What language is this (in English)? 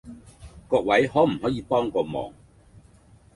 Cantonese